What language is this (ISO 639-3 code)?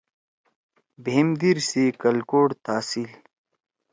trw